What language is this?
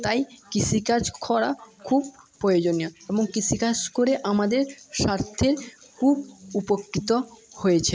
Bangla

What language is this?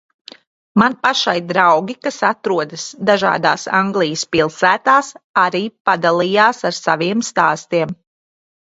Latvian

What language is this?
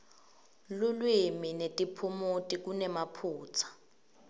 Swati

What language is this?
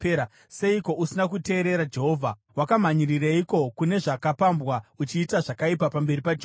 Shona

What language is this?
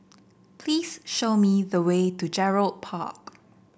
English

